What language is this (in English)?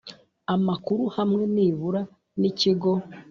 Kinyarwanda